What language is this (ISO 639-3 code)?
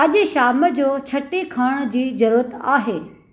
snd